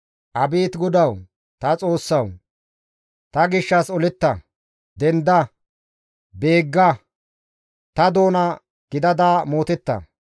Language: Gamo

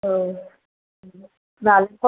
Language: Bodo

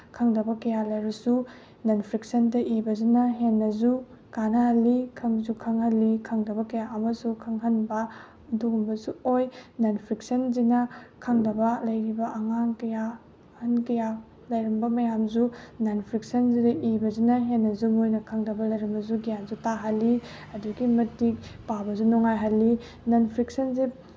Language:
Manipuri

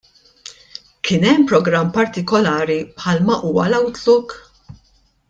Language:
Maltese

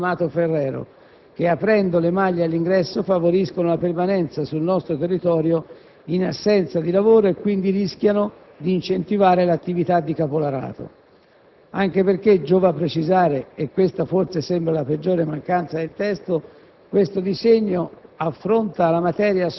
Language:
Italian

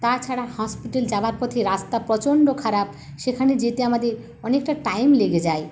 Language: Bangla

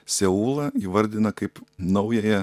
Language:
Lithuanian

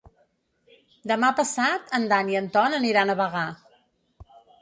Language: Catalan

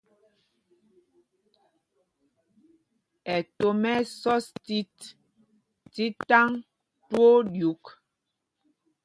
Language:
Mpumpong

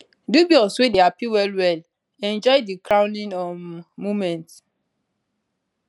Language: Nigerian Pidgin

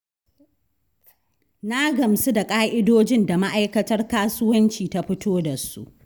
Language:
Hausa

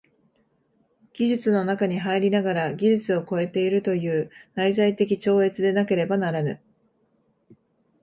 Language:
Japanese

